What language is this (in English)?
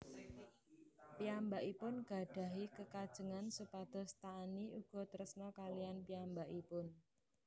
Javanese